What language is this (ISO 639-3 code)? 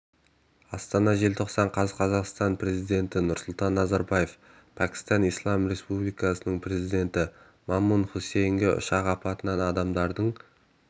kaz